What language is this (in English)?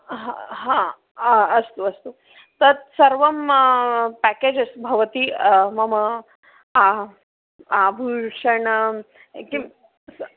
Sanskrit